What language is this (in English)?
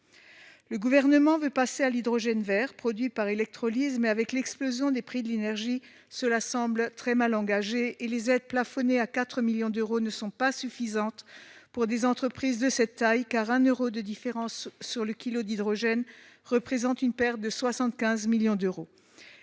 French